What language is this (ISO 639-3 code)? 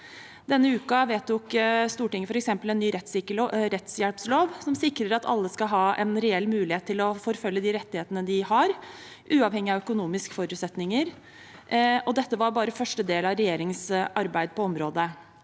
nor